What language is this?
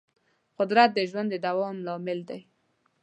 Pashto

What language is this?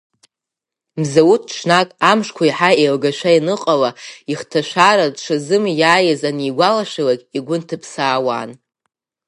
Abkhazian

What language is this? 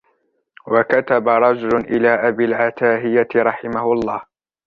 Arabic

